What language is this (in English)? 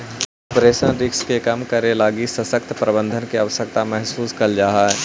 Magahi